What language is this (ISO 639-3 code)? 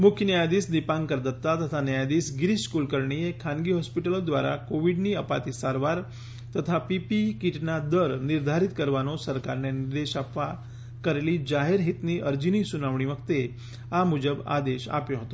guj